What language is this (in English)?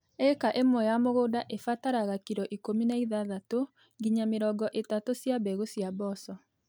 Kikuyu